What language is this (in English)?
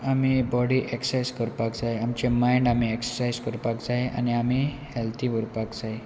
Konkani